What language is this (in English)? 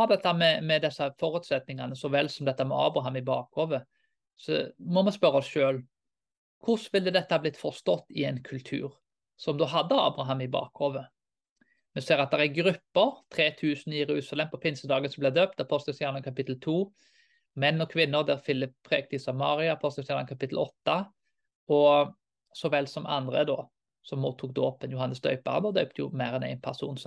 Danish